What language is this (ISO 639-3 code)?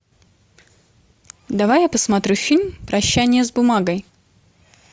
rus